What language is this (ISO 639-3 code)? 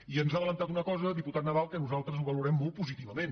cat